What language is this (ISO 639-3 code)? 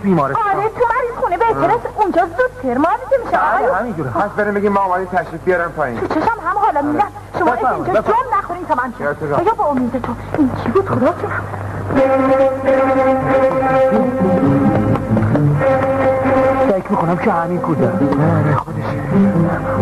fas